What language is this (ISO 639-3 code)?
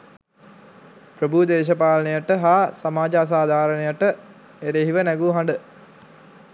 sin